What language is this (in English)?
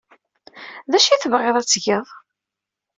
Kabyle